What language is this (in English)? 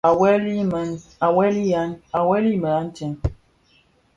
Bafia